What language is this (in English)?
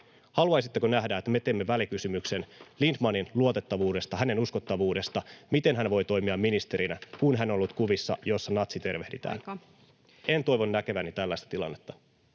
Finnish